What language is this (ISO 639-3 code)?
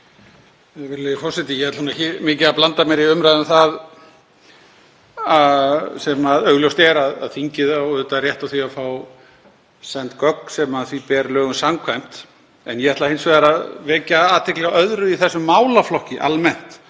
isl